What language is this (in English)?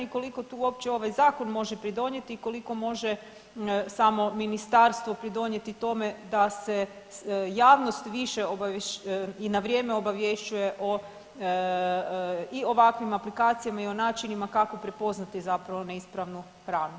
Croatian